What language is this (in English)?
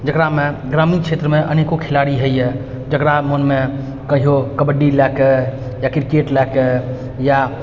Maithili